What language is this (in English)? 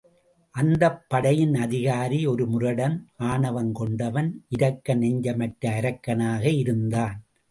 Tamil